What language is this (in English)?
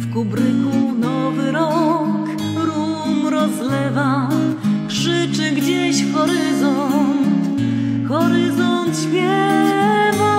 Polish